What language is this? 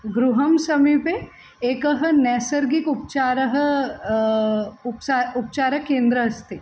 Sanskrit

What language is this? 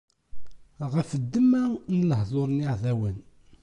Kabyle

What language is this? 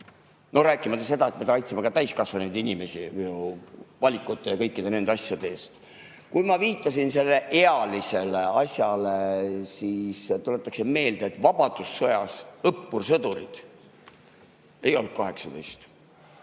Estonian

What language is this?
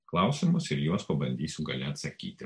Lithuanian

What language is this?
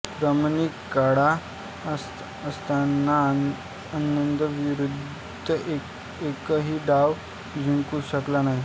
Marathi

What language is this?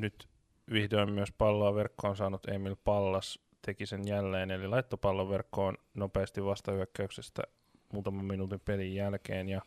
Finnish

